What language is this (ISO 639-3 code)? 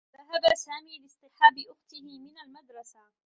ara